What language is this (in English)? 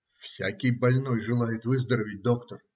Russian